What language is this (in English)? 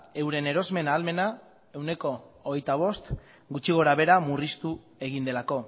Basque